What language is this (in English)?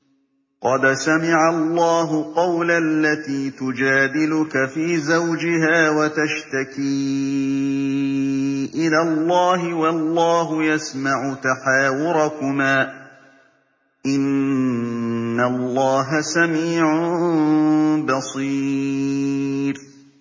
Arabic